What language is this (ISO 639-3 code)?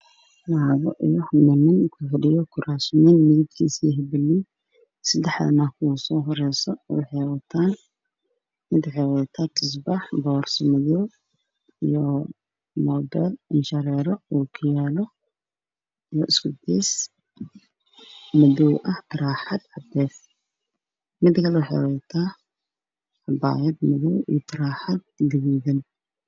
som